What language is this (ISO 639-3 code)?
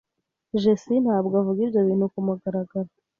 kin